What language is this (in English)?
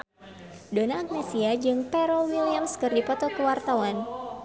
Sundanese